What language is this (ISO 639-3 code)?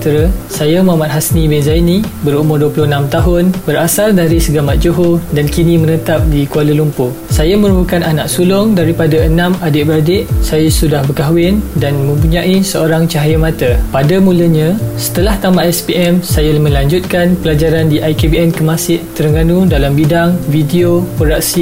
msa